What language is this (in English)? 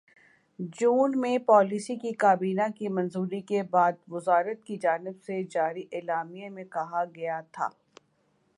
Urdu